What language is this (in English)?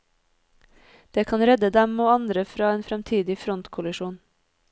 Norwegian